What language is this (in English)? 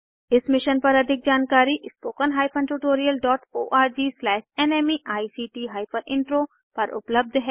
Hindi